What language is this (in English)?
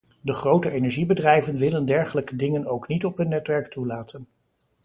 Dutch